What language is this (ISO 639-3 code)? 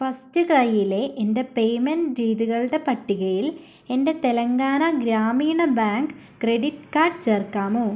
mal